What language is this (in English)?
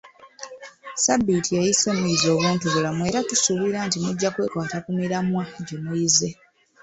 Ganda